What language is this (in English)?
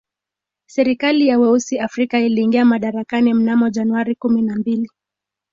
Swahili